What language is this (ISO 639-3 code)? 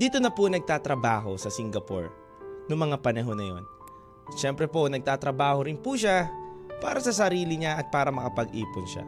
fil